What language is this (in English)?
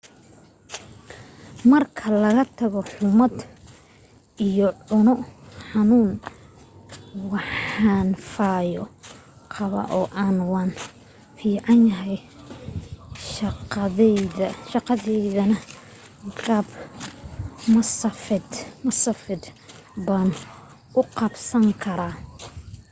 Somali